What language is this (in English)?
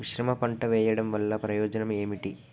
Telugu